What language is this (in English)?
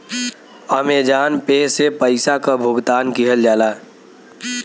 Bhojpuri